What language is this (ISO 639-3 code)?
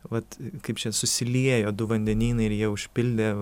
lit